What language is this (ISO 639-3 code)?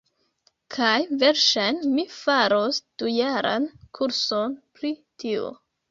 epo